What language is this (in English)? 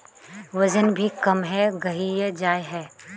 Magahi